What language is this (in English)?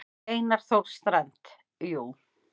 Icelandic